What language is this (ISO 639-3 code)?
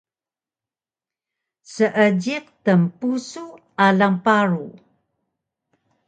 trv